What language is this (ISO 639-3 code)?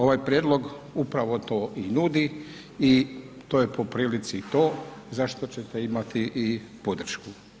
hrv